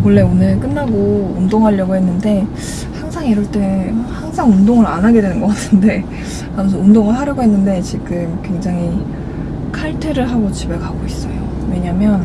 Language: Korean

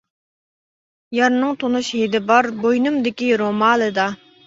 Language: Uyghur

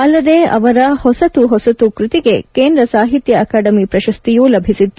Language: Kannada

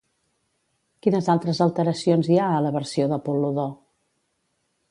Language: Catalan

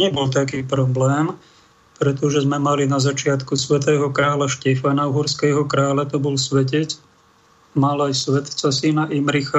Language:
Slovak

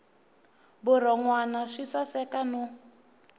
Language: Tsonga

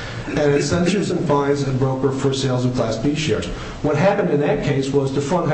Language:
English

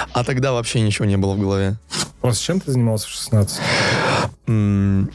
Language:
Russian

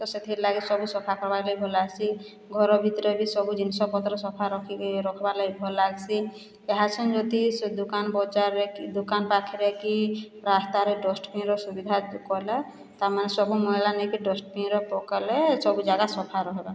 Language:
Odia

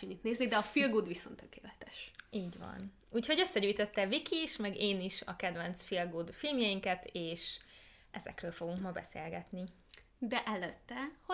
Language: Hungarian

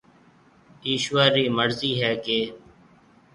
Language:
Marwari (Pakistan)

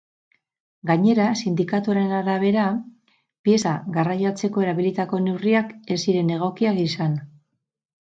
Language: Basque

